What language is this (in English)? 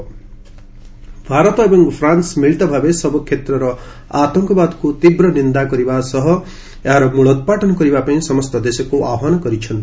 Odia